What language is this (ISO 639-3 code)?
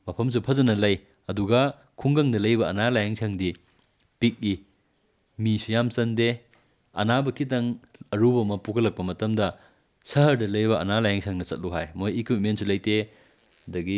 mni